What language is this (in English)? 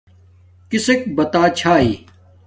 Domaaki